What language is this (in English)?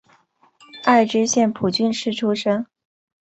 Chinese